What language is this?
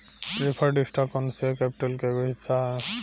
Bhojpuri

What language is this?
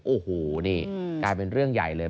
Thai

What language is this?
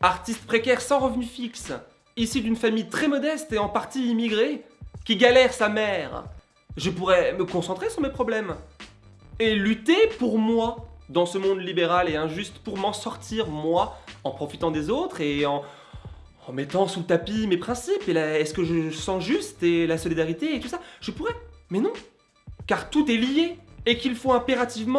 French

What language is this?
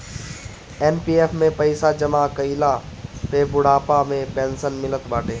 Bhojpuri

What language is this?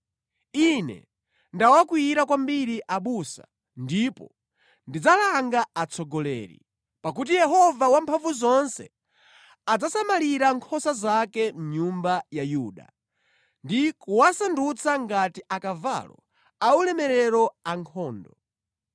Nyanja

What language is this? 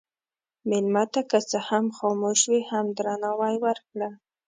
Pashto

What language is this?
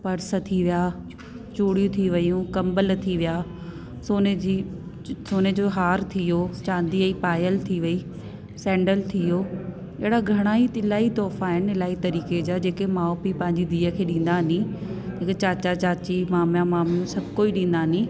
Sindhi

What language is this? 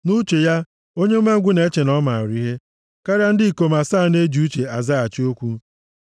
Igbo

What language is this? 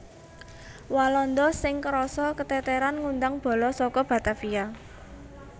Javanese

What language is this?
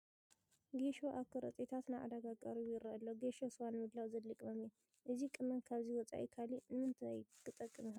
Tigrinya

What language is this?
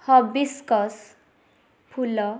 Odia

